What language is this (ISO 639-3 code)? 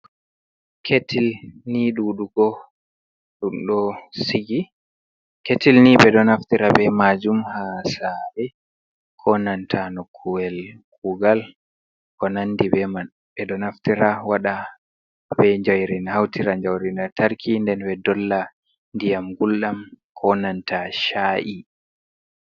ful